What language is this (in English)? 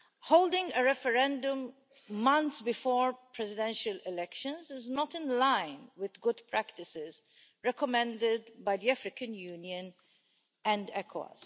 English